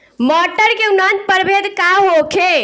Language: Bhojpuri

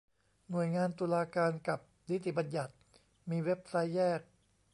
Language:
Thai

